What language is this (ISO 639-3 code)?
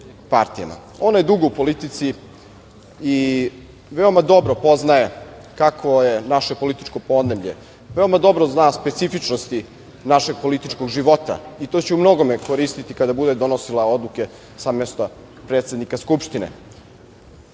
srp